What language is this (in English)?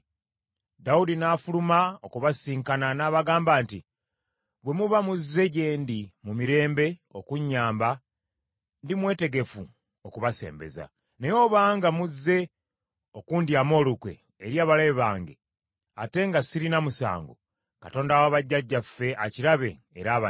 Ganda